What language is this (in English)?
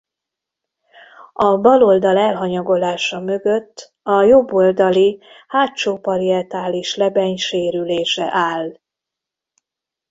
Hungarian